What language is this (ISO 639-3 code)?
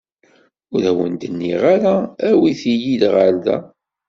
kab